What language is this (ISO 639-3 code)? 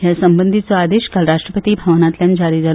kok